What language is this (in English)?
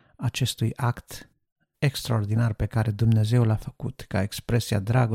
Romanian